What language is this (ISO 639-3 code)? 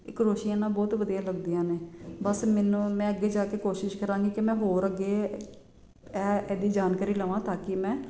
pan